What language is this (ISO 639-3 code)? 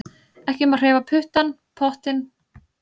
isl